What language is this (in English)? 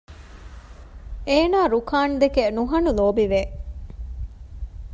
Divehi